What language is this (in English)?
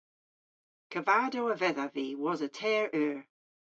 Cornish